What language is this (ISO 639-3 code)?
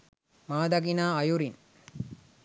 sin